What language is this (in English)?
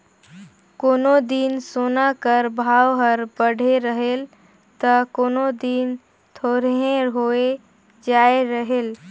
Chhattisgarhi